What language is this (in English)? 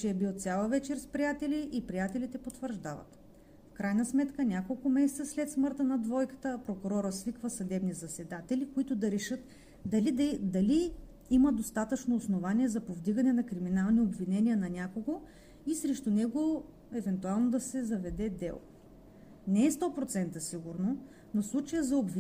Bulgarian